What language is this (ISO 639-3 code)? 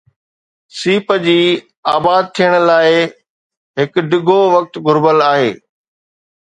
snd